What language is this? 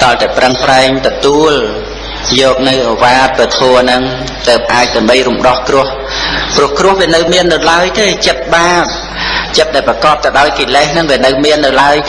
Khmer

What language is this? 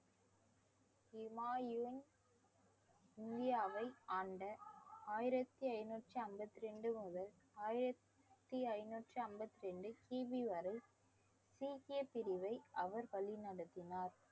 Tamil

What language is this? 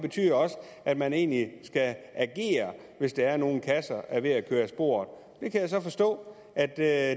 Danish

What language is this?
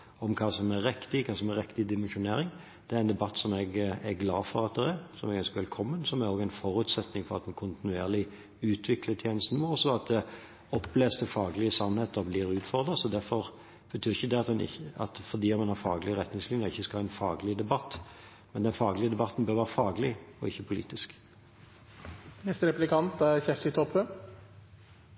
Norwegian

